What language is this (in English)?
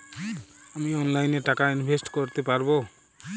Bangla